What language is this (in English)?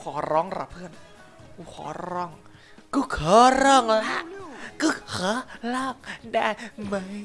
Thai